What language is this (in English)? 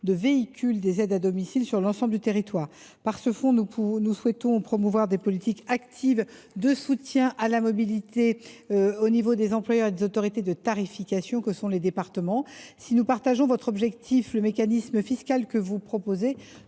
French